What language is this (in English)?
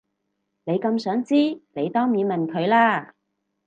Cantonese